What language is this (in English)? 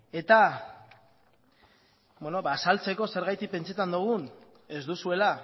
Basque